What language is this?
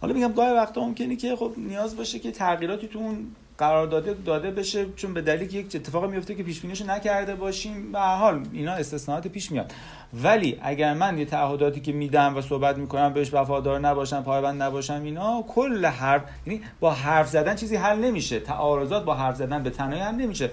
Persian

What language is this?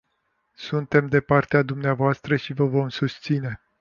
Romanian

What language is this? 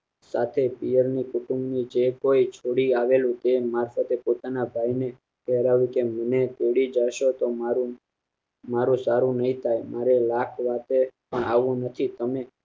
Gujarati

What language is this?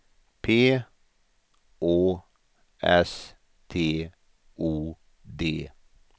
Swedish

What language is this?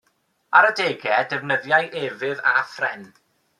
Welsh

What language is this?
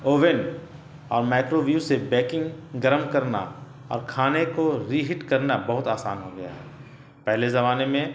Urdu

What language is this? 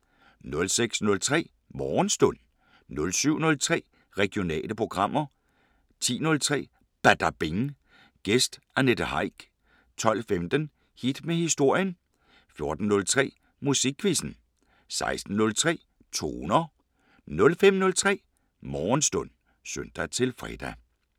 Danish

